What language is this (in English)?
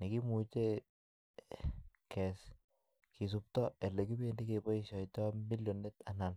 Kalenjin